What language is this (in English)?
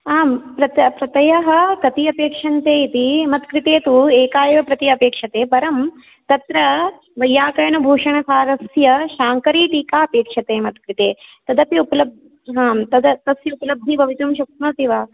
Sanskrit